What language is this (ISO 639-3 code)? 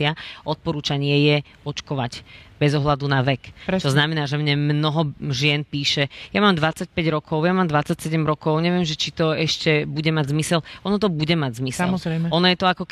slk